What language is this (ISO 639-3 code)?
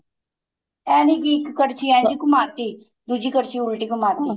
pan